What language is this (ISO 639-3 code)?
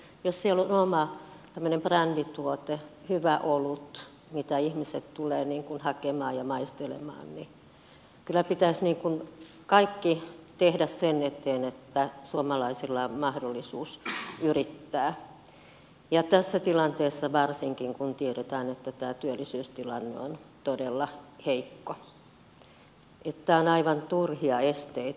fin